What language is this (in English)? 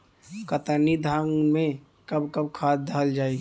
Bhojpuri